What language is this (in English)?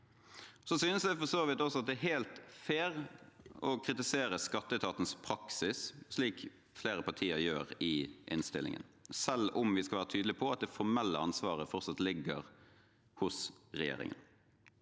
Norwegian